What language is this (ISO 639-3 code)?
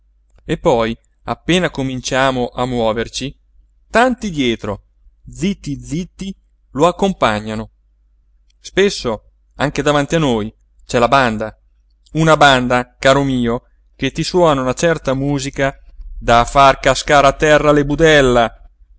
ita